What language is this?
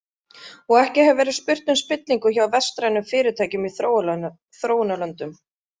Icelandic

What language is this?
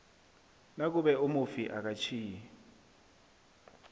South Ndebele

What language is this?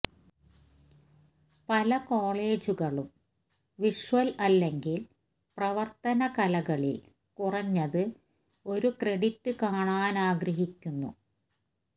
Malayalam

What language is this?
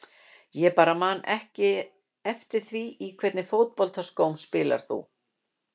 Icelandic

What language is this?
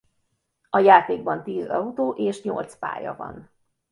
Hungarian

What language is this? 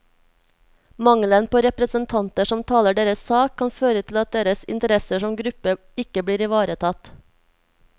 Norwegian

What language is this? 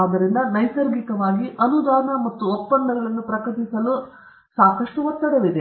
Kannada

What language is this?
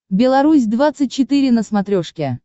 Russian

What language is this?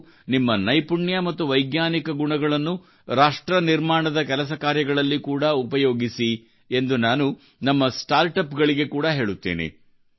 Kannada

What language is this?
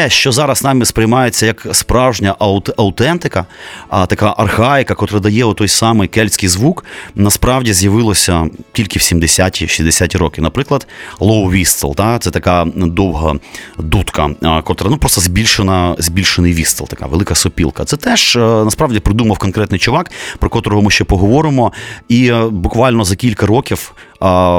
Ukrainian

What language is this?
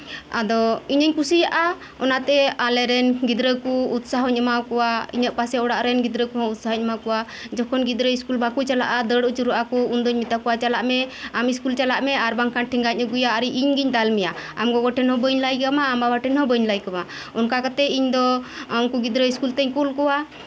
Santali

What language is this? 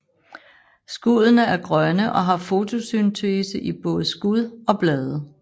Danish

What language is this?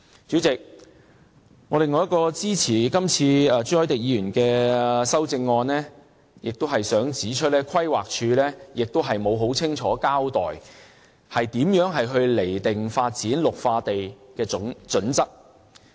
Cantonese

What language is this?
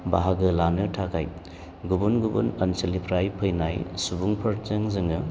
Bodo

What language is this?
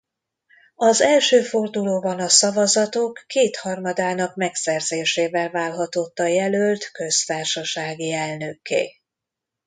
Hungarian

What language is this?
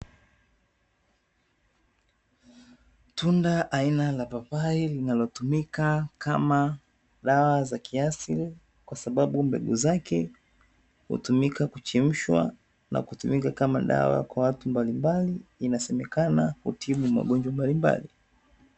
Swahili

